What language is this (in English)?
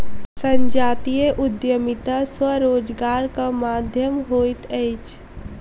Maithili